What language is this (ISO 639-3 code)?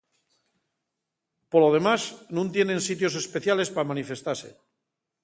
ast